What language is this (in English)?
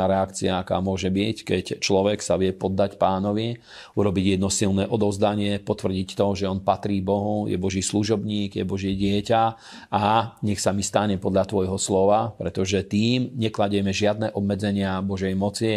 Slovak